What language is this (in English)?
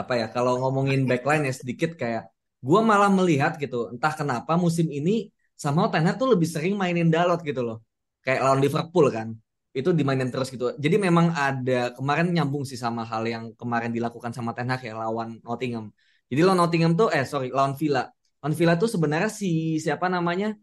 Indonesian